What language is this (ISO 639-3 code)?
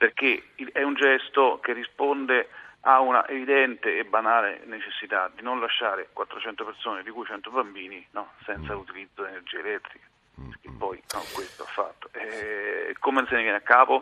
ita